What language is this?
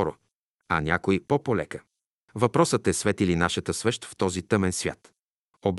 Bulgarian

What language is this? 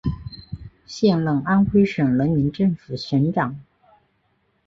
Chinese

